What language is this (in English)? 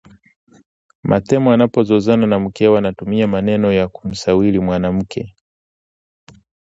Swahili